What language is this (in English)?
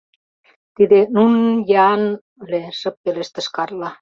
Mari